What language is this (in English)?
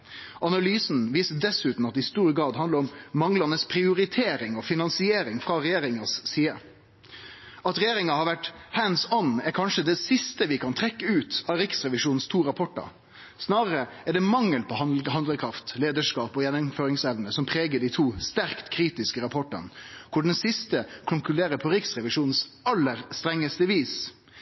Norwegian Nynorsk